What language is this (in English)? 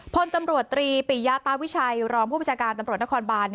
Thai